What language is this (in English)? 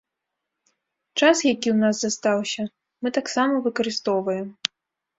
Belarusian